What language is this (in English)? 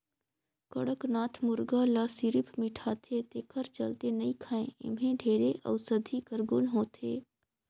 Chhattisgarhi